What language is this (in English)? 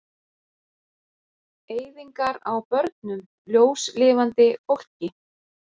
Icelandic